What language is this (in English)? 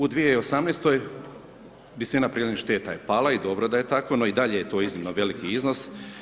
Croatian